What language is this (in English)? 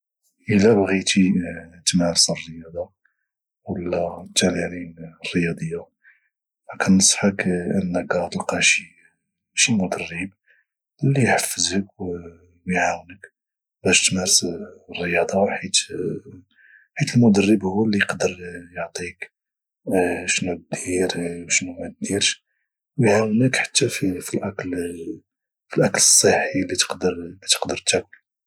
Moroccan Arabic